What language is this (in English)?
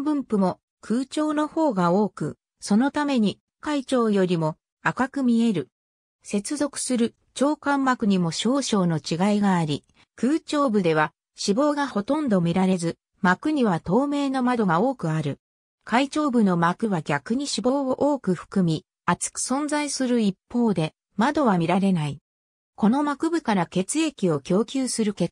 Japanese